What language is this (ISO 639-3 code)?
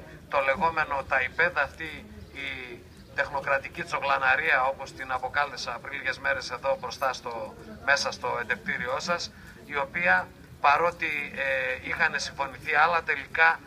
ell